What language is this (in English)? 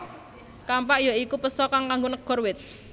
Javanese